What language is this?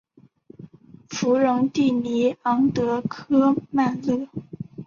Chinese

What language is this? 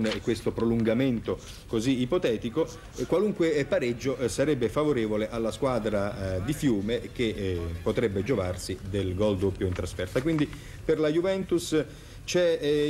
Italian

